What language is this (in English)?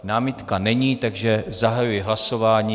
Czech